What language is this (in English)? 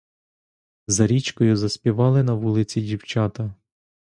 Ukrainian